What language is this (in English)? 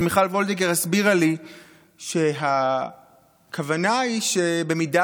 Hebrew